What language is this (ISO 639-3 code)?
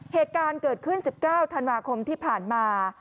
tha